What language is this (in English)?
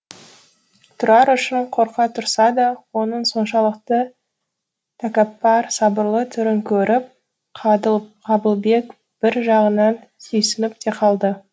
Kazakh